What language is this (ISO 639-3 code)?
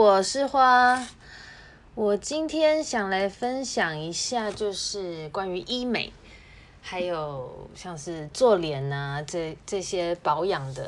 zho